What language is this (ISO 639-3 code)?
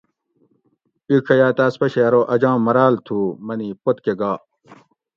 gwc